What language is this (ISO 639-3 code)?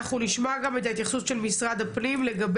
heb